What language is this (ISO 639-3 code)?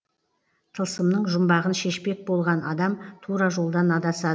kaz